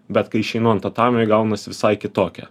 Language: Lithuanian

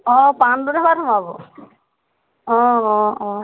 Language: Assamese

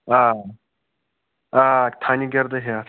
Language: Kashmiri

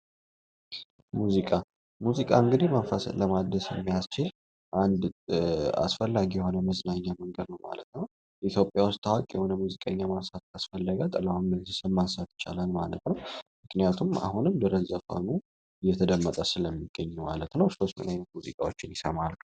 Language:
Amharic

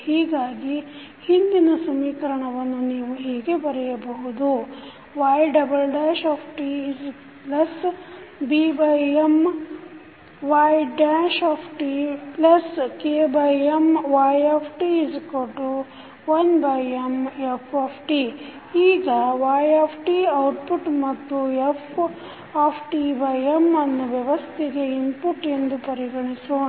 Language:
Kannada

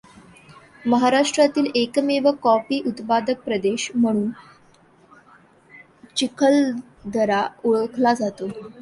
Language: Marathi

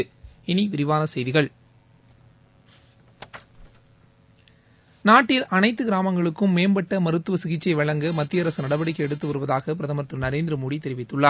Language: Tamil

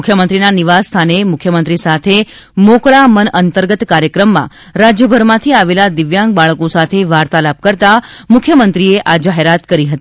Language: Gujarati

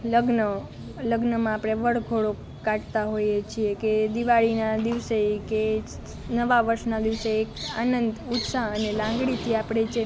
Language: Gujarati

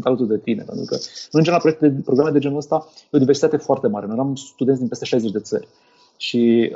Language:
Romanian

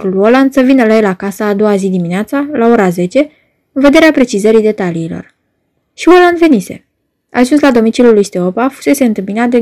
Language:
Romanian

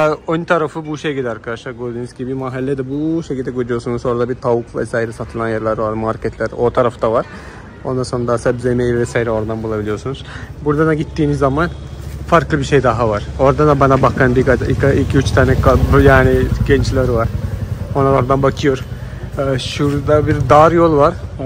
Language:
Turkish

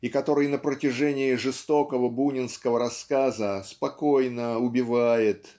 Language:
Russian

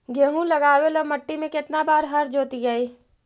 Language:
Magahi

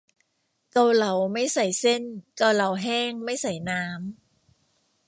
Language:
Thai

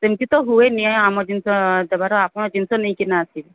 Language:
Odia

